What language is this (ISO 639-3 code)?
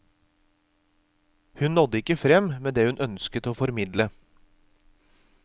nor